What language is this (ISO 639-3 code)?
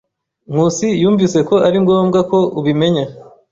kin